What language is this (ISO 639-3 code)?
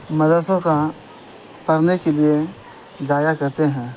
urd